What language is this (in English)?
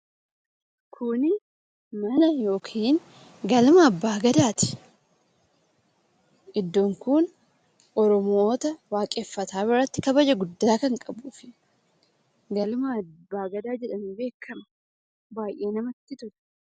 Oromo